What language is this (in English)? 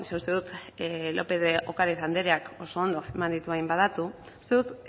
Basque